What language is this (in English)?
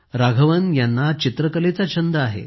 Marathi